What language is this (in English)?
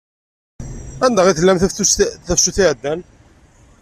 Kabyle